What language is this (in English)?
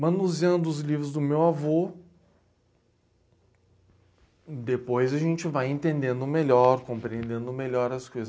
Portuguese